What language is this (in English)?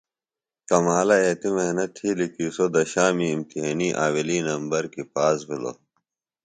Phalura